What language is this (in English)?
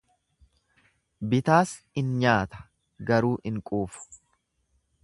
Oromo